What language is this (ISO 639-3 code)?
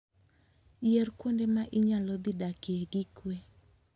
luo